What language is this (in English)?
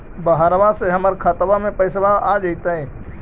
Magahi